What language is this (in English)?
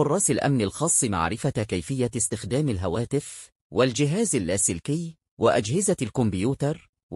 Arabic